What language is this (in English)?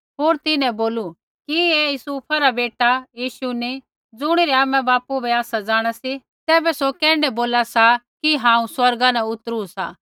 Kullu Pahari